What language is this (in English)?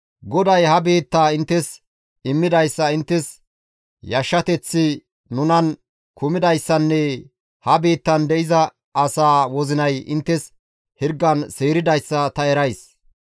Gamo